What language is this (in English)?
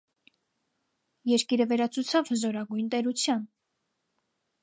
Armenian